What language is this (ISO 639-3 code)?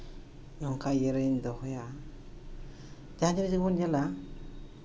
sat